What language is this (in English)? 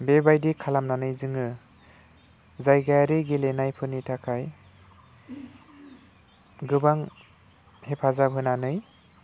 Bodo